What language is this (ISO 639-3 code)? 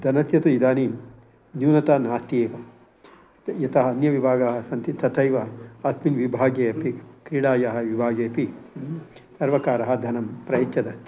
san